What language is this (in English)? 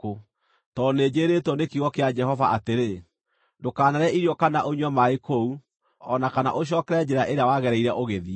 Kikuyu